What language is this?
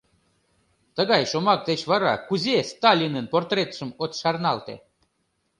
Mari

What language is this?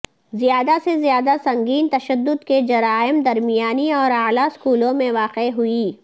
Urdu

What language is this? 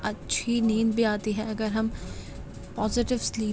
Urdu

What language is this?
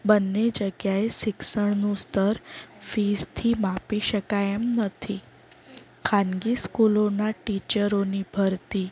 Gujarati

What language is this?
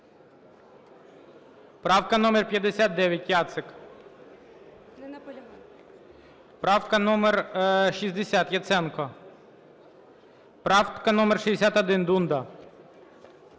Ukrainian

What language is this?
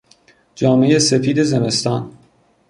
Persian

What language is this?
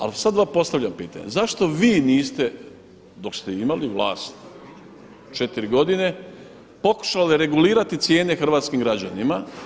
Croatian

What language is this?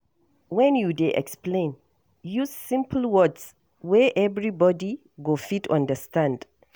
Nigerian Pidgin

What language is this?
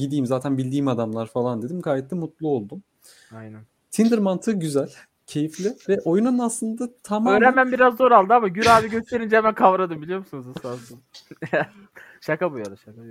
Turkish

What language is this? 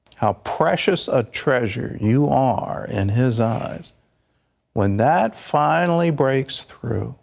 English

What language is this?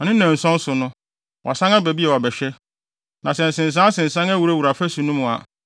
Akan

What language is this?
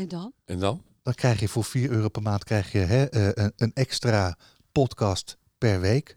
Dutch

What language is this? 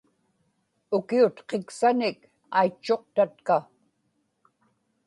Inupiaq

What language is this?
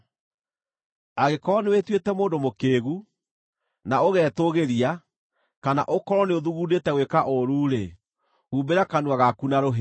Kikuyu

